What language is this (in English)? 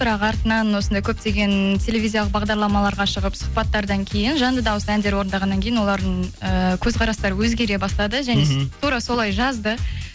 Kazakh